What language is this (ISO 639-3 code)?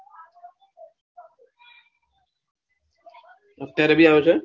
guj